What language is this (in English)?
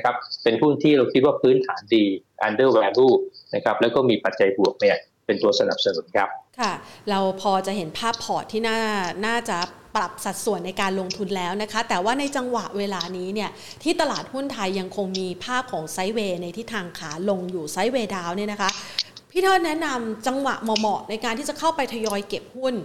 Thai